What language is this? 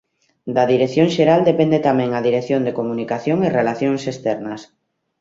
Galician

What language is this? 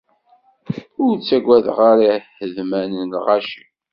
Kabyle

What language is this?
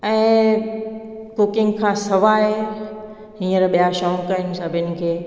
Sindhi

